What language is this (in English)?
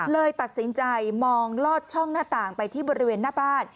Thai